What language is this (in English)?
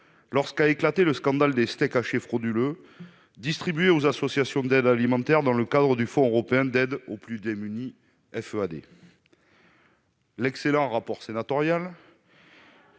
French